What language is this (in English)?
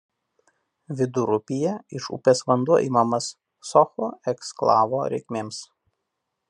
Lithuanian